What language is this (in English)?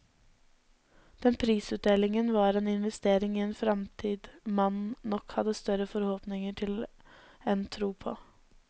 Norwegian